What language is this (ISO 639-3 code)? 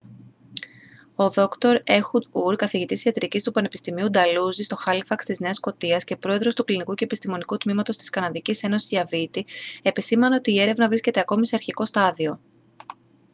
ell